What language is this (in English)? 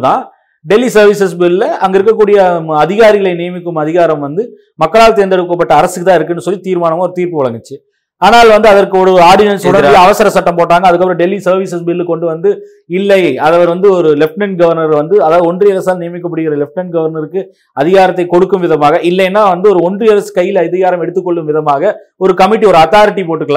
Tamil